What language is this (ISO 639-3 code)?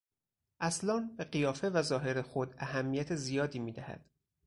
fas